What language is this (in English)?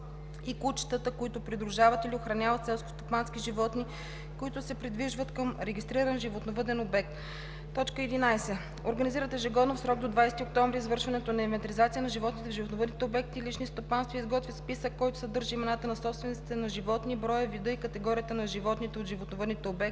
Bulgarian